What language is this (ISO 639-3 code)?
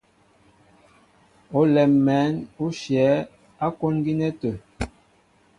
mbo